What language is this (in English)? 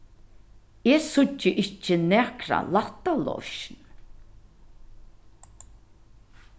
Faroese